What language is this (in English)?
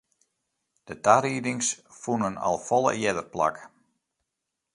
Western Frisian